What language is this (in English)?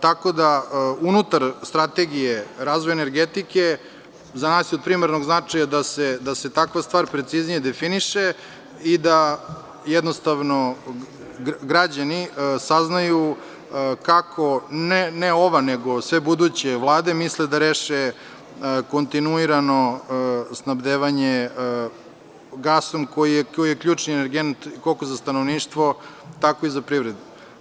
Serbian